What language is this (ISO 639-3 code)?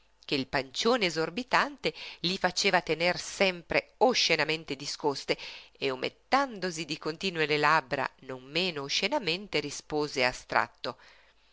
ita